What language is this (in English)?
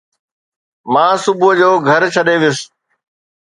Sindhi